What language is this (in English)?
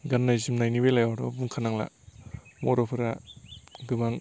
Bodo